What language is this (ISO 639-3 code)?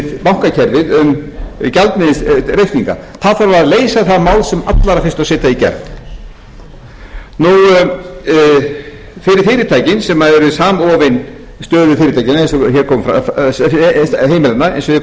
isl